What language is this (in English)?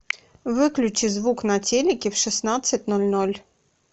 Russian